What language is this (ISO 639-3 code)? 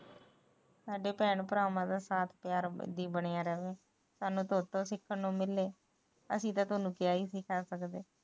pan